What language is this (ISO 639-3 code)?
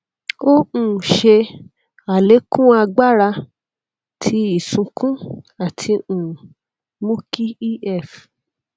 yor